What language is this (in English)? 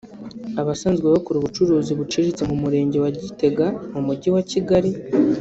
Kinyarwanda